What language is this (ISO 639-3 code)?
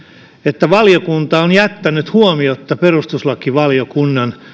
fin